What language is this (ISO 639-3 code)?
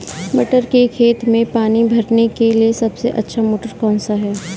hin